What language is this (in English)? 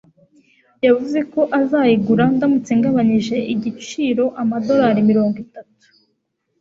Kinyarwanda